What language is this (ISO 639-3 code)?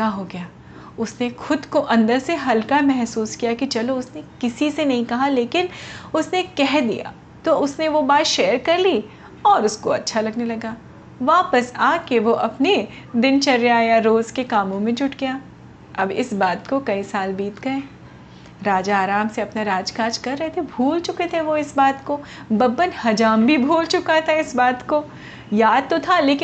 hin